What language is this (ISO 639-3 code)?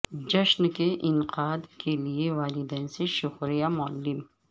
urd